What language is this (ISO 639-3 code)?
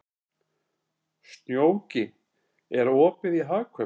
isl